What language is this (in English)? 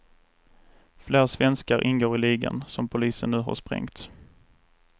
Swedish